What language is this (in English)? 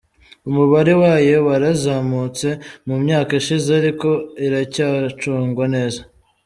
Kinyarwanda